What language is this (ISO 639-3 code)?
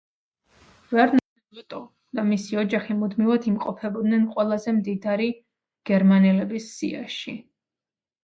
kat